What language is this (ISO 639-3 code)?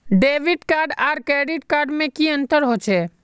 mag